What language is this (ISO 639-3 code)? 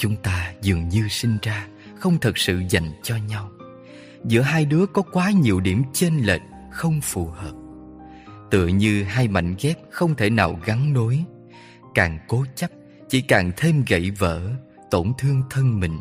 vie